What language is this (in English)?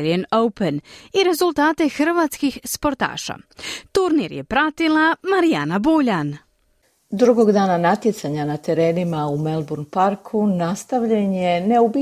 Croatian